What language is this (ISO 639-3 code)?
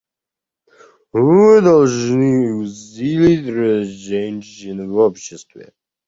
rus